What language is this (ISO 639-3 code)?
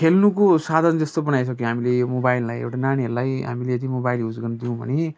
nep